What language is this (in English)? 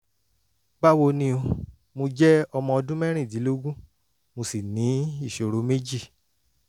Yoruba